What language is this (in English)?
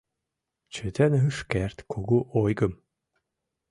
Mari